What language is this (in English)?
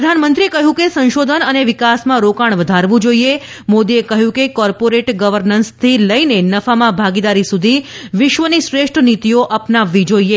Gujarati